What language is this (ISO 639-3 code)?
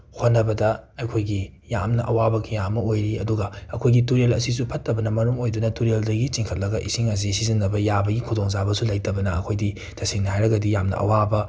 mni